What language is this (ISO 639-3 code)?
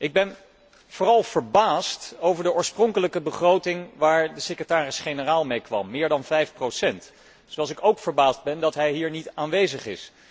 nld